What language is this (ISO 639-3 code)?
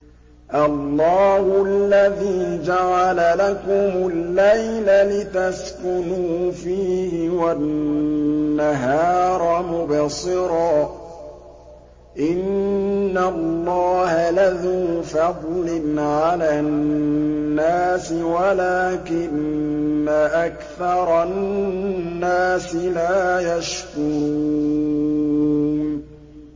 ara